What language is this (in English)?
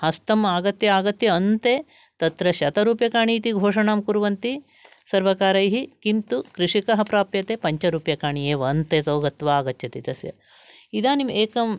Sanskrit